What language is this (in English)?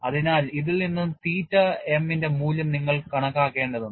Malayalam